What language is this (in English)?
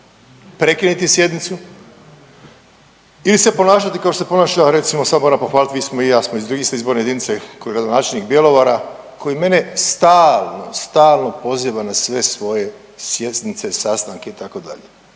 Croatian